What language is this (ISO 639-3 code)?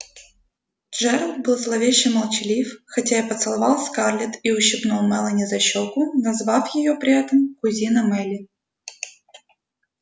rus